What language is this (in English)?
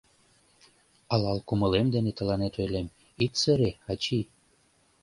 Mari